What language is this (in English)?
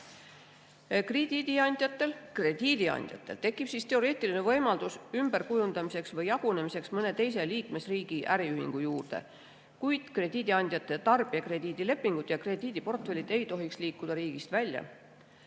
Estonian